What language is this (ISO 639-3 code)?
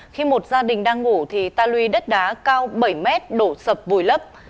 vie